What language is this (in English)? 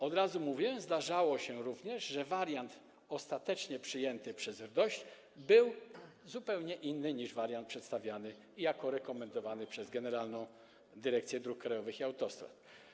Polish